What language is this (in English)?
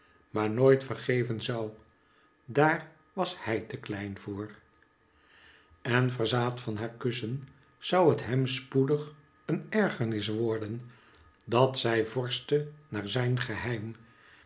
Dutch